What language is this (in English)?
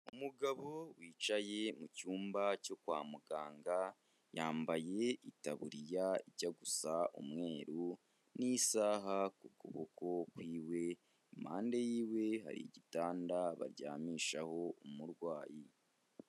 Kinyarwanda